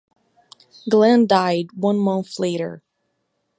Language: English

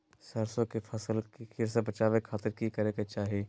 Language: Magahi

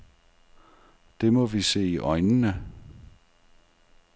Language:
Danish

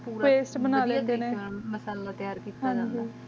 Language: Punjabi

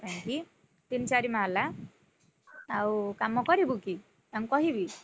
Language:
Odia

